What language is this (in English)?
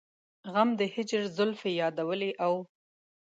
Pashto